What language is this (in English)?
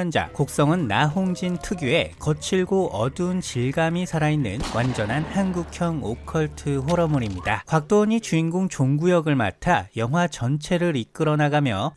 Korean